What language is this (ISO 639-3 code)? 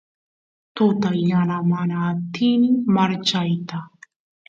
qus